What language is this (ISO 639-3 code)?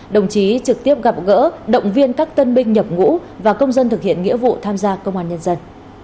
vie